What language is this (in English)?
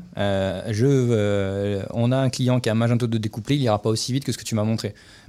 French